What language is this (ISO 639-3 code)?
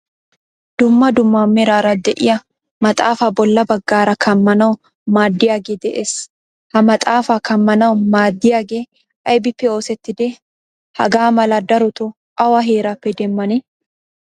wal